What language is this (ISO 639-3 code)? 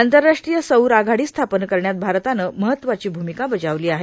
mar